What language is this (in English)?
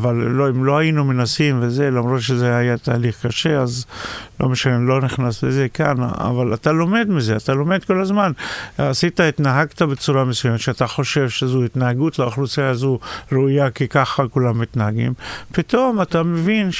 Hebrew